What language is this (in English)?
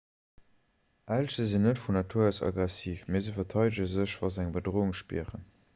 Luxembourgish